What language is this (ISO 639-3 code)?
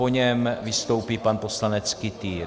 ces